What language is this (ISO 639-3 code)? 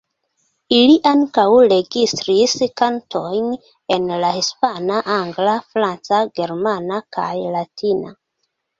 epo